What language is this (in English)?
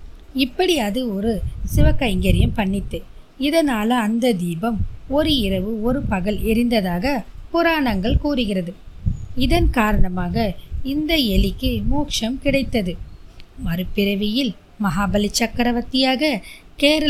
Tamil